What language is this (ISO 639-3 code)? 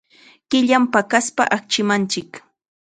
qxa